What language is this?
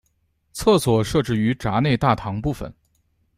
Chinese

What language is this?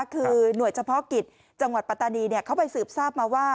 Thai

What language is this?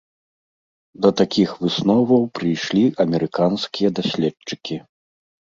Belarusian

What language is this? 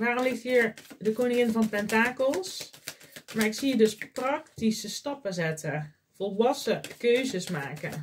Dutch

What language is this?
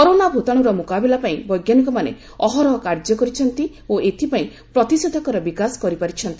Odia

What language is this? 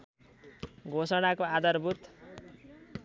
Nepali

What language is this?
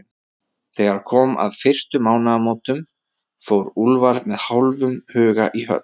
Icelandic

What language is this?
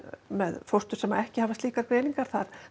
Icelandic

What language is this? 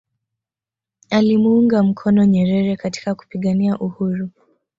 Swahili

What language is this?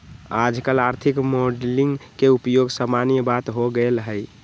Magahi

